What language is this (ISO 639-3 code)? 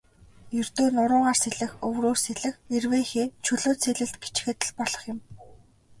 mon